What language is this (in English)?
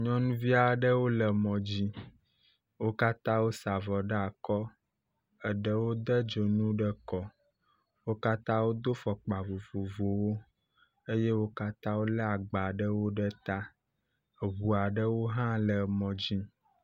Ewe